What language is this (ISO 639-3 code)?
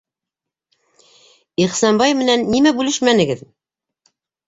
bak